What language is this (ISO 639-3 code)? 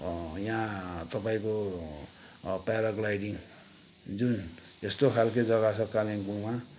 nep